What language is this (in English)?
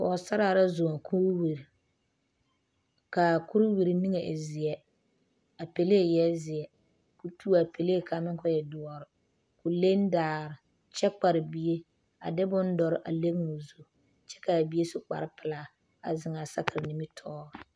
Southern Dagaare